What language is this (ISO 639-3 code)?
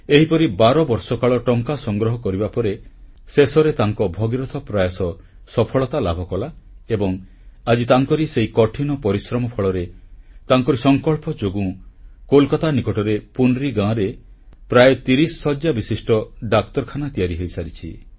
ori